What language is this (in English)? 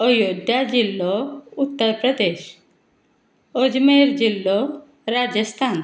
Konkani